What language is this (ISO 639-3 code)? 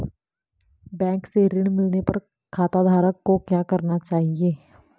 hin